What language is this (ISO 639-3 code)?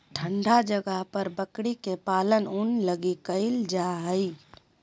mag